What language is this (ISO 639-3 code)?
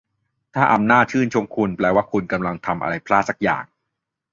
tha